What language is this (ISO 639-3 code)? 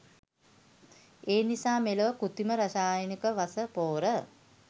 sin